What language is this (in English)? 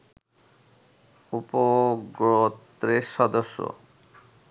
Bangla